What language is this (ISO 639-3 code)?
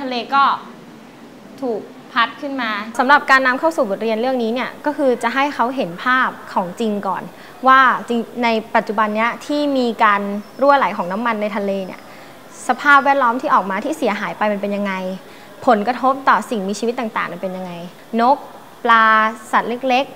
tha